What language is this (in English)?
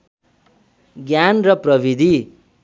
Nepali